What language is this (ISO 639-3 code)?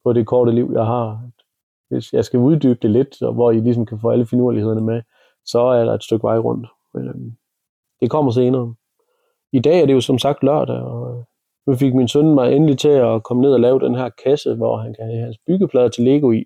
dan